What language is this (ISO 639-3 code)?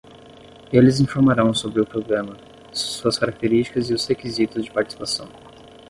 por